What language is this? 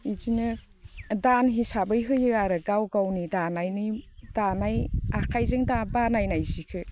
Bodo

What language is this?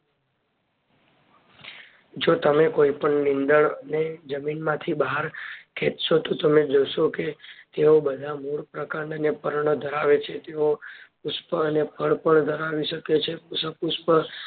Gujarati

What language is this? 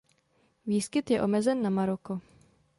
Czech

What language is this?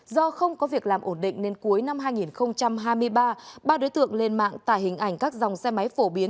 Vietnamese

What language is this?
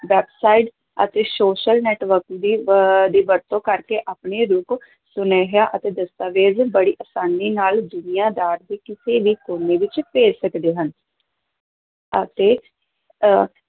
Punjabi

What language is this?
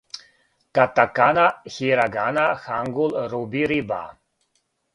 Serbian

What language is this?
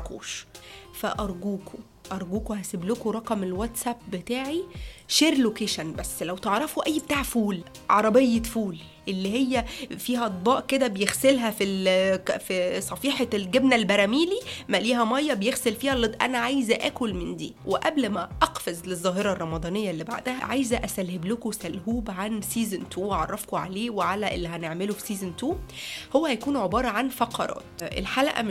Arabic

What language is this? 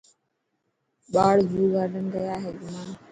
Dhatki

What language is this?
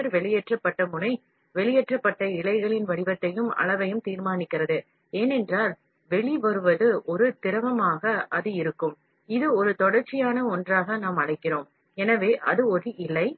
Tamil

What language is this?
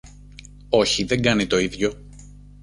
Greek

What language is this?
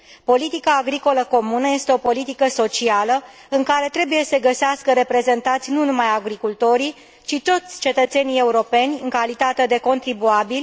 Romanian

